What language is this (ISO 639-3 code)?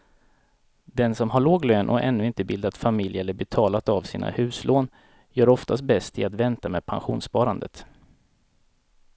swe